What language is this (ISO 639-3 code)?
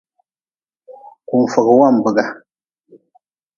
nmz